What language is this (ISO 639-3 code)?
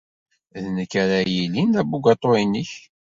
kab